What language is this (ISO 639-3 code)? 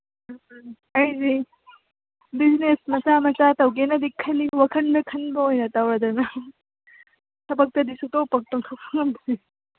mni